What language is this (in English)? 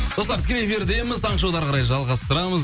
Kazakh